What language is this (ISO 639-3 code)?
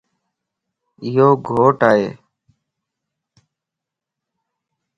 lss